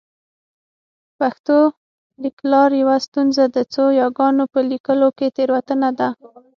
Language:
Pashto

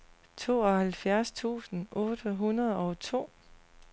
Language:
Danish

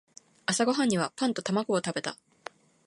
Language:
Japanese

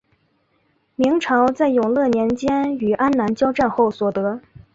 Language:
Chinese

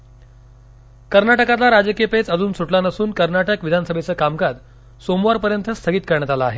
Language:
Marathi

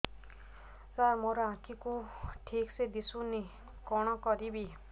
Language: Odia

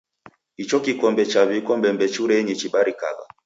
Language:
Taita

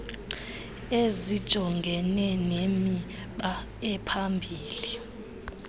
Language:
Xhosa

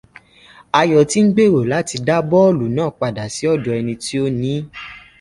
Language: Yoruba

